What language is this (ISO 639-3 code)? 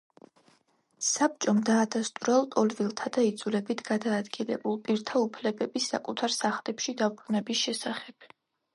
kat